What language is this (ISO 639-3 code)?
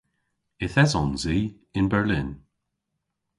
cor